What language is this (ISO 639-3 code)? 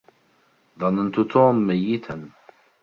ara